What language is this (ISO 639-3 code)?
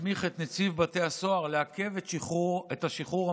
heb